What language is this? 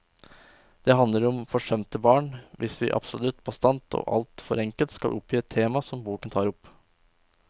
Norwegian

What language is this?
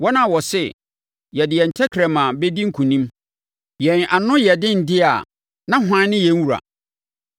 Akan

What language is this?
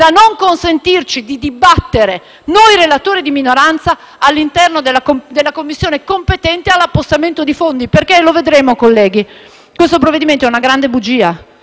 Italian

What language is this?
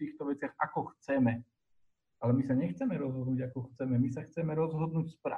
Slovak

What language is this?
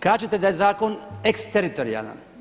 Croatian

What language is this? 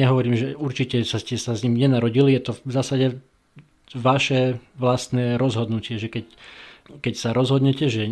Slovak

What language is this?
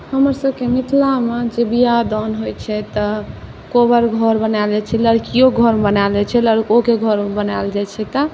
Maithili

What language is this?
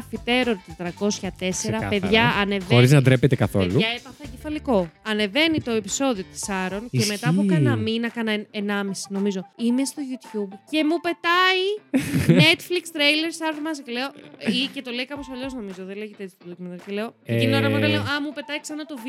Greek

